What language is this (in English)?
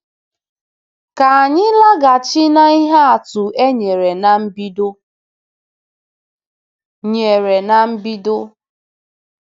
Igbo